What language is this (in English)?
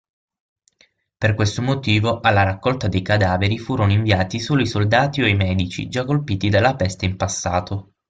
Italian